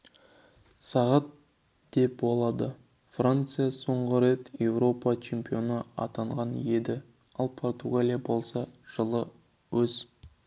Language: Kazakh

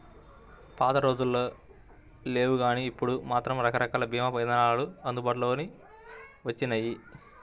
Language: Telugu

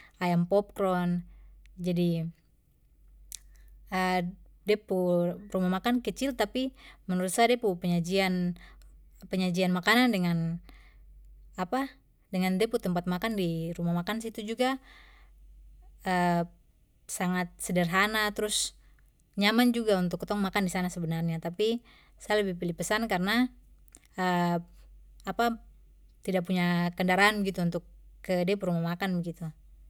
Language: Papuan Malay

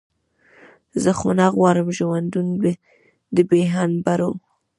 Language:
Pashto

